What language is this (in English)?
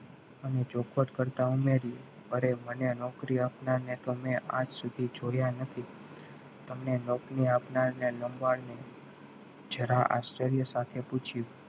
Gujarati